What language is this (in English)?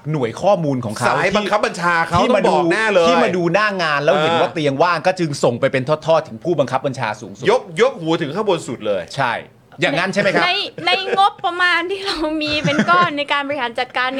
Thai